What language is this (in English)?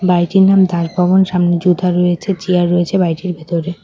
Bangla